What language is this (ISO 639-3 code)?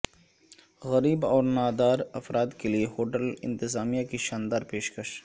urd